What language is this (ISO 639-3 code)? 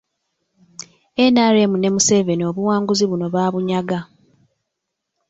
lug